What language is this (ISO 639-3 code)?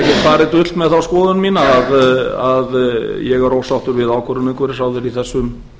isl